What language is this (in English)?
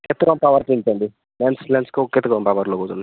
Odia